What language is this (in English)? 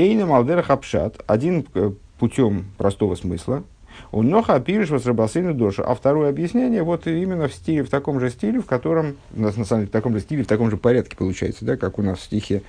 Russian